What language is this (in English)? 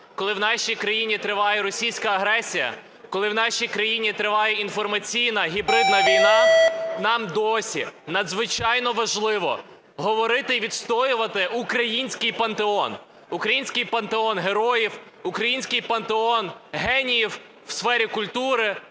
Ukrainian